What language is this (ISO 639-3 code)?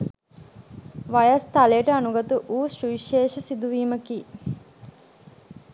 sin